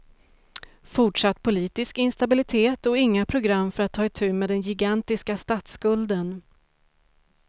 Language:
Swedish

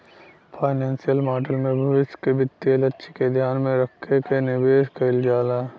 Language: Bhojpuri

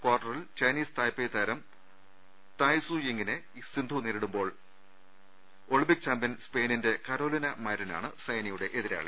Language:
Malayalam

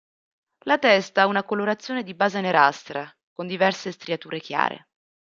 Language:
Italian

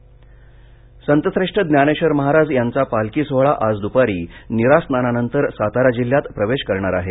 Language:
Marathi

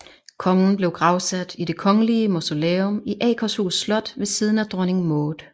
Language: Danish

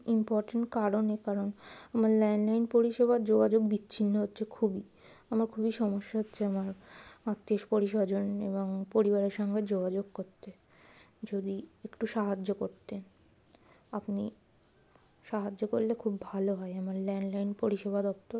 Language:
Bangla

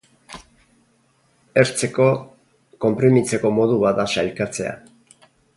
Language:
Basque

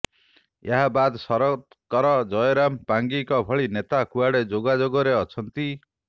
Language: Odia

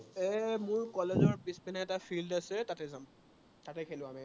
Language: Assamese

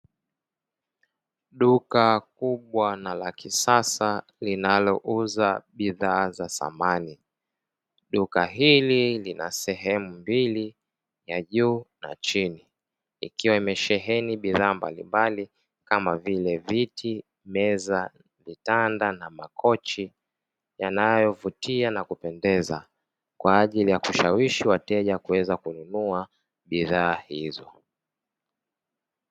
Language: Swahili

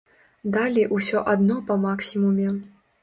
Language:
Belarusian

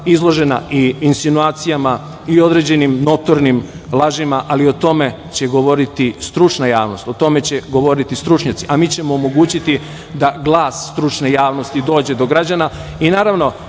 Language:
Serbian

